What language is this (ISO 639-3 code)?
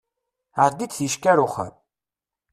kab